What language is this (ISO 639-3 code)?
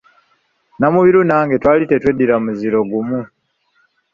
lug